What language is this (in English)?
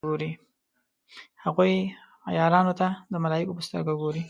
Pashto